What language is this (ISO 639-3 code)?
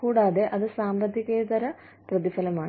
mal